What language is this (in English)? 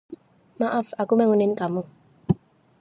Indonesian